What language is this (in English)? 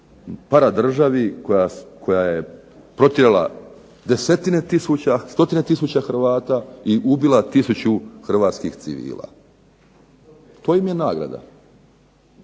Croatian